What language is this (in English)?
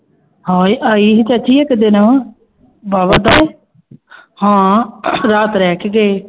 Punjabi